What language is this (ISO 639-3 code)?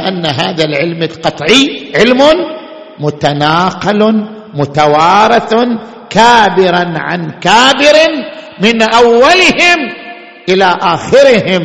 ara